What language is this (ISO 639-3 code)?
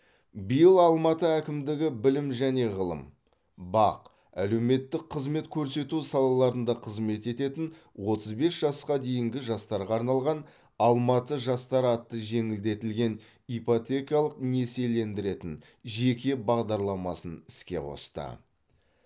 kaz